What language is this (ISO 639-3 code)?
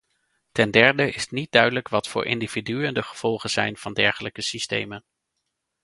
nld